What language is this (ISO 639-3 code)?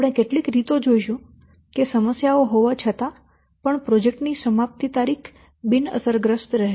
guj